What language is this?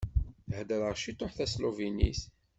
Kabyle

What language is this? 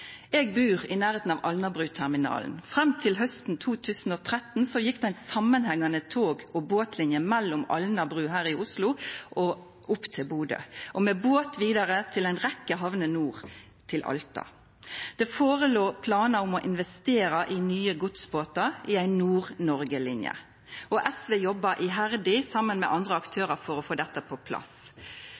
Norwegian Nynorsk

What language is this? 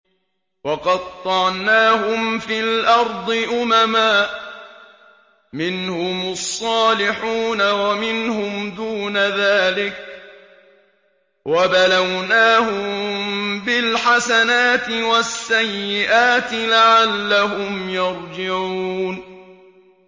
Arabic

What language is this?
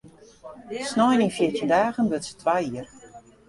Western Frisian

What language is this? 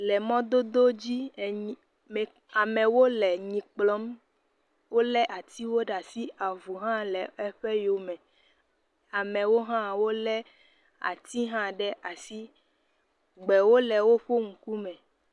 Ewe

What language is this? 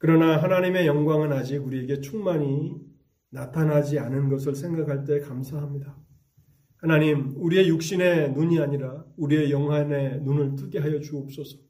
Korean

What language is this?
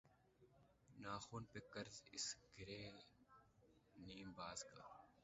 Urdu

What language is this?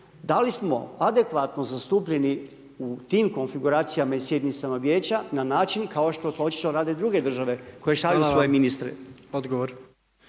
Croatian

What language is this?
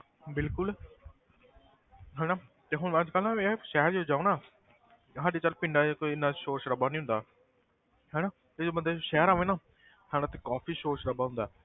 Punjabi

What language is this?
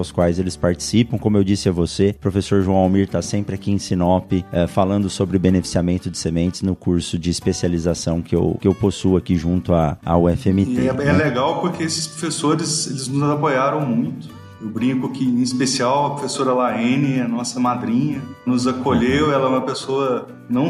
Portuguese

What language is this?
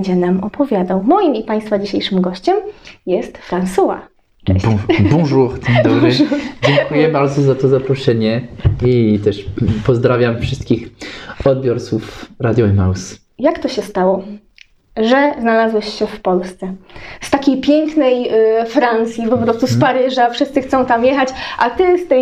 Polish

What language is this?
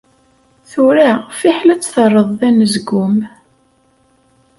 Kabyle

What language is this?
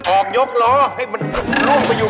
Thai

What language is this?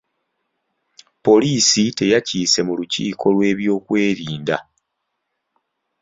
Ganda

